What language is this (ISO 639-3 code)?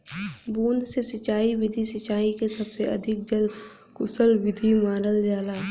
bho